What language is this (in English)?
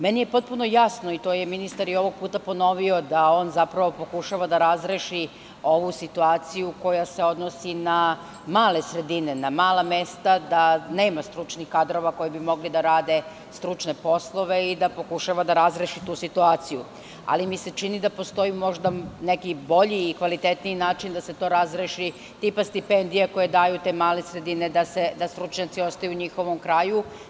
Serbian